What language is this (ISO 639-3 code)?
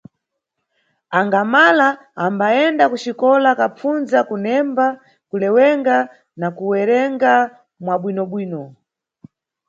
nyu